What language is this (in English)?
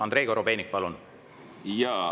Estonian